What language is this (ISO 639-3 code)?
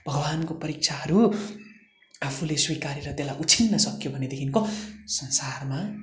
nep